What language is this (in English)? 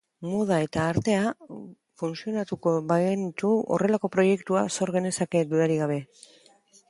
Basque